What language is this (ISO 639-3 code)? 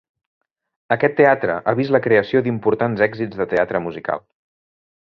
cat